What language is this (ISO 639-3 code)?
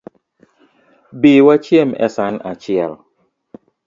luo